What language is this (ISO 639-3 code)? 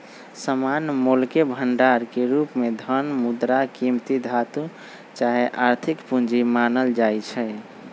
mag